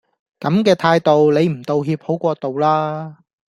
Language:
Cantonese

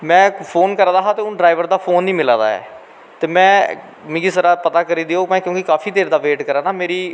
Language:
Dogri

